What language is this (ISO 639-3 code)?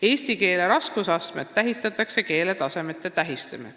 est